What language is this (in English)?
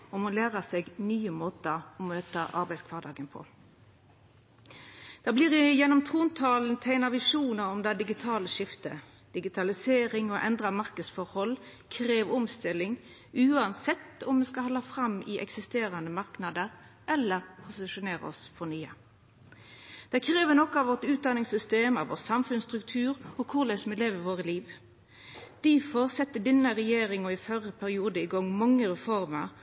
Norwegian Nynorsk